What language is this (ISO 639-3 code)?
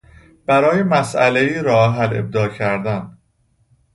fas